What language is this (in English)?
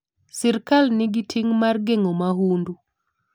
Luo (Kenya and Tanzania)